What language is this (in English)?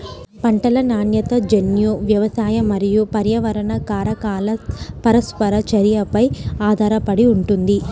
Telugu